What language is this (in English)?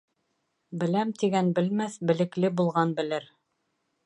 Bashkir